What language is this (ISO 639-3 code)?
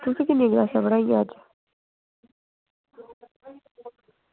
doi